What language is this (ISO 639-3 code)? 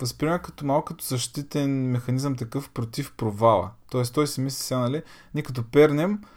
bul